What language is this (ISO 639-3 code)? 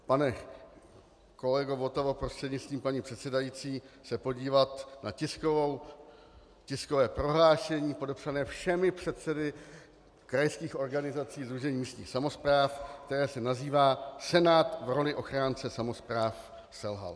ces